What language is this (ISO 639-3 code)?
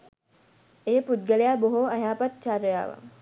sin